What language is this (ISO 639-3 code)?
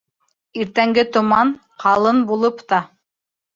bak